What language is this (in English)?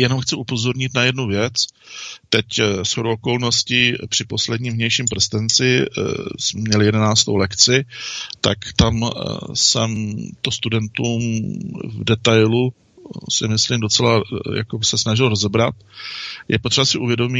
Czech